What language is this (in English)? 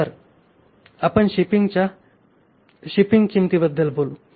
Marathi